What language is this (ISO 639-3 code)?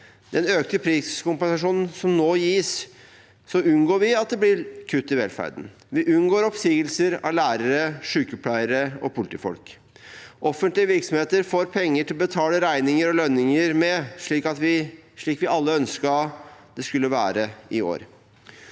nor